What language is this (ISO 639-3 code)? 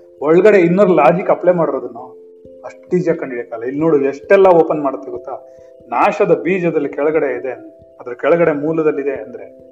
kan